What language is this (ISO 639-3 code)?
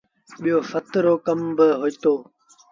sbn